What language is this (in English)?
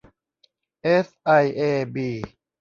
Thai